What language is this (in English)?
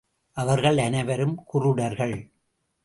Tamil